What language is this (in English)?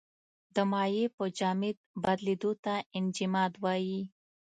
Pashto